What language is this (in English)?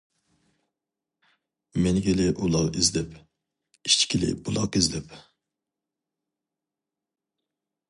Uyghur